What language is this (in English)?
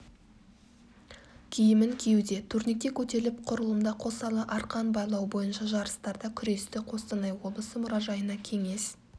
Kazakh